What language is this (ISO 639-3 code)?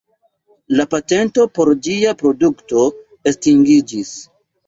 epo